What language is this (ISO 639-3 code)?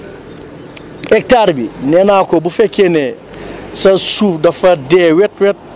wol